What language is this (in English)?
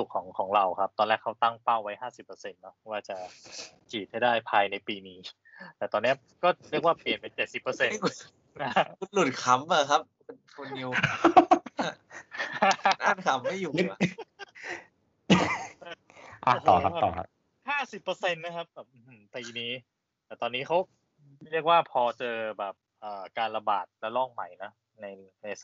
Thai